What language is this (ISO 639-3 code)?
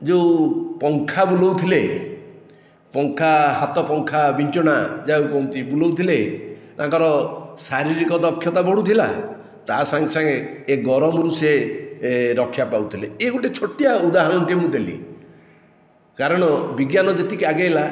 ori